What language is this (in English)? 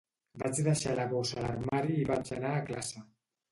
Catalan